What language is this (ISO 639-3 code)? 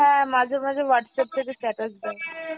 ben